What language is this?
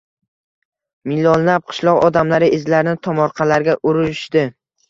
Uzbek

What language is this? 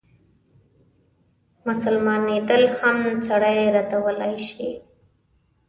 Pashto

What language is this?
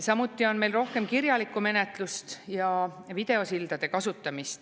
Estonian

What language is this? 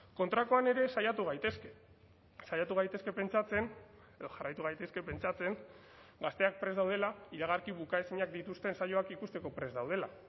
Basque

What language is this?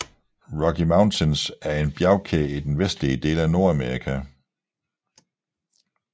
Danish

